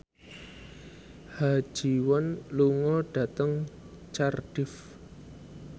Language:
Javanese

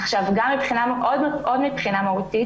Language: Hebrew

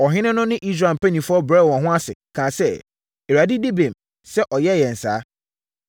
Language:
Akan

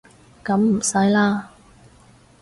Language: Cantonese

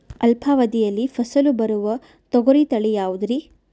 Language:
Kannada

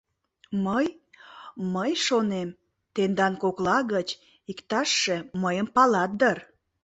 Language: Mari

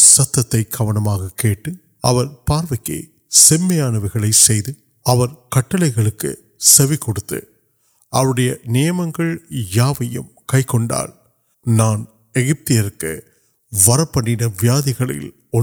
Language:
Urdu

